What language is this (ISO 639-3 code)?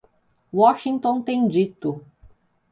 por